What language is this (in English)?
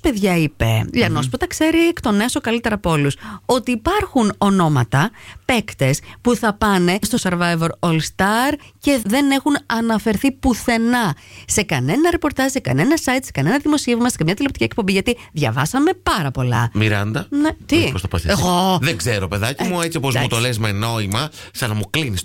Greek